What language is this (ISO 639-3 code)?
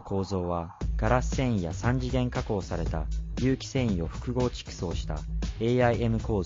jpn